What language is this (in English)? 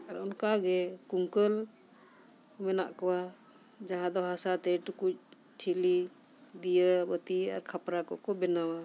Santali